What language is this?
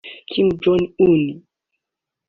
Kinyarwanda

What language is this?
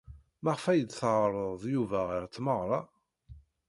Kabyle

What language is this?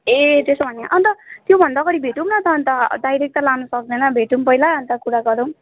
Nepali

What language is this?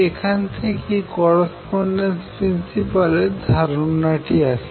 Bangla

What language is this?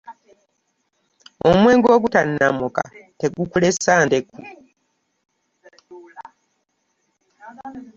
Ganda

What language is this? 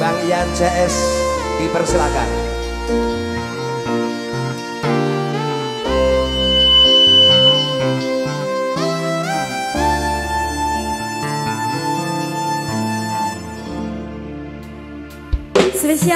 Indonesian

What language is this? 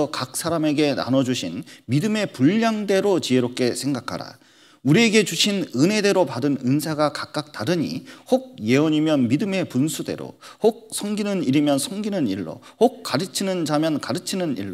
Korean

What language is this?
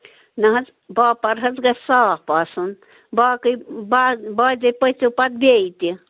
Kashmiri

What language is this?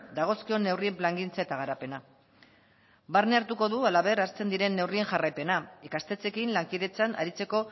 Basque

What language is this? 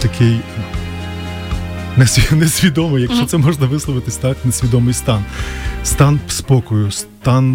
Ukrainian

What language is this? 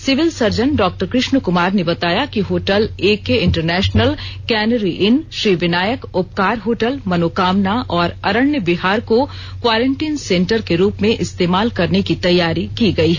Hindi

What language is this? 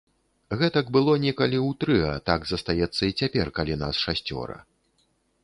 Belarusian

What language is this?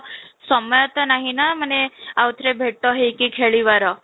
Odia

